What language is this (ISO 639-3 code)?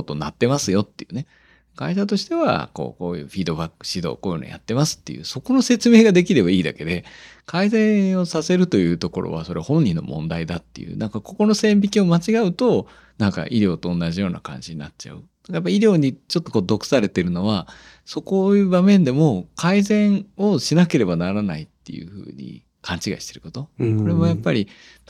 jpn